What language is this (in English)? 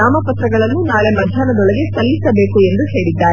Kannada